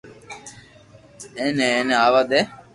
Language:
Loarki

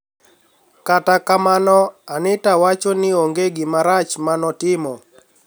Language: Luo (Kenya and Tanzania)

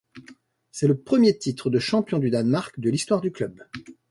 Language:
French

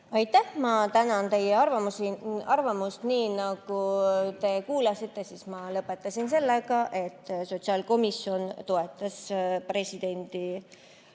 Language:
Estonian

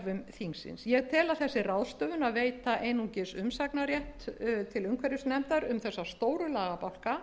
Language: Icelandic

